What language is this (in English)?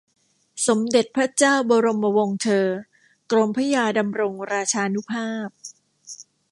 Thai